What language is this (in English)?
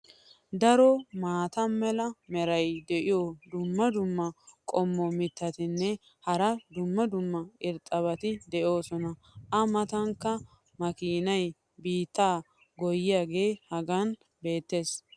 Wolaytta